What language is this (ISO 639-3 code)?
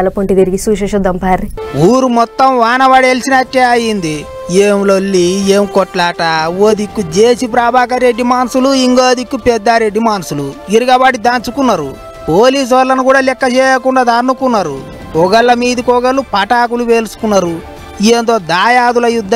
tel